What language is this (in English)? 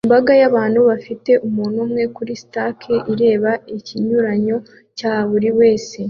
Kinyarwanda